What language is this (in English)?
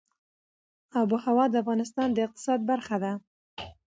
Pashto